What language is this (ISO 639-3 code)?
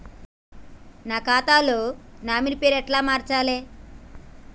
tel